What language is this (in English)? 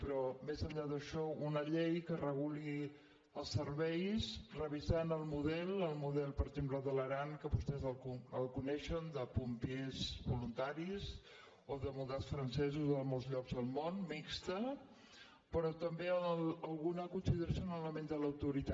Catalan